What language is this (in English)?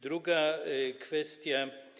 Polish